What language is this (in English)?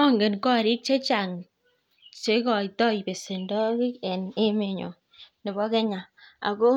Kalenjin